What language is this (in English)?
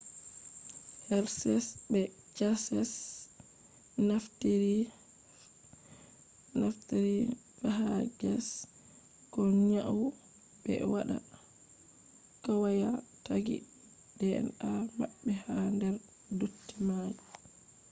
Fula